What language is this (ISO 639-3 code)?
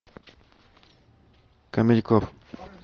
rus